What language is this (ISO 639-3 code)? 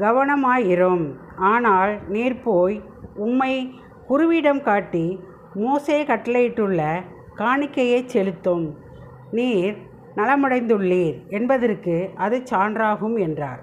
tam